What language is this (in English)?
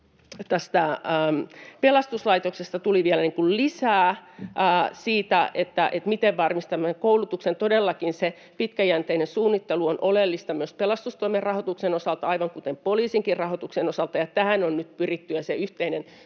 Finnish